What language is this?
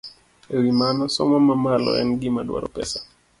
Luo (Kenya and Tanzania)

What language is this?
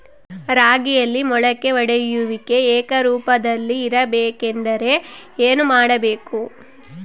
Kannada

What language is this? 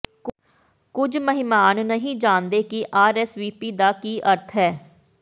Punjabi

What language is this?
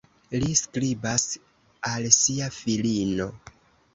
Esperanto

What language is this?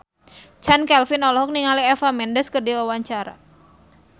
Sundanese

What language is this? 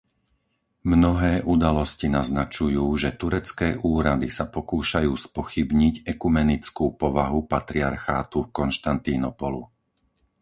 Slovak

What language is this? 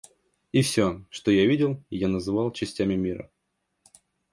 Russian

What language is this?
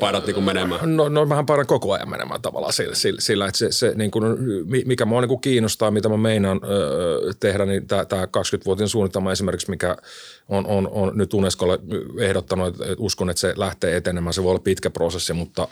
Finnish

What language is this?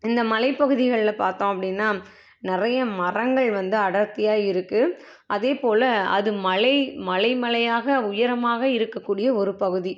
Tamil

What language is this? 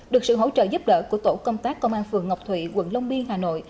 Vietnamese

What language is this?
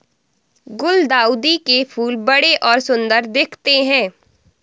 Hindi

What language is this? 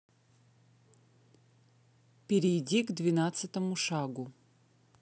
Russian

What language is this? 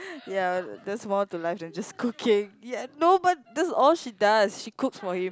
English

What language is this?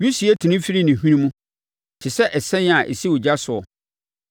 Akan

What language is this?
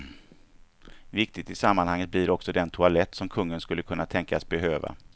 Swedish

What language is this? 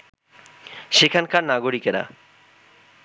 Bangla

